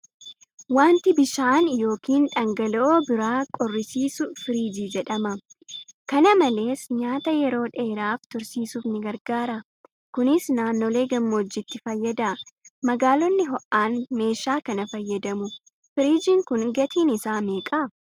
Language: Oromo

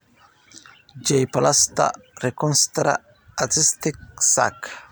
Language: Somali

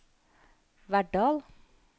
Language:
Norwegian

